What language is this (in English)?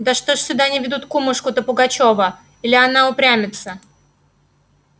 Russian